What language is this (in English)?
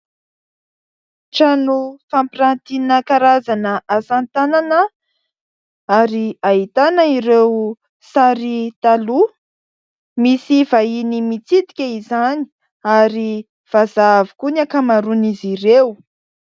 Malagasy